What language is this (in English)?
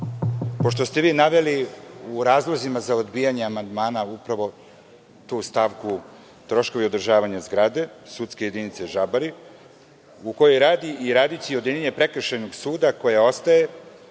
Serbian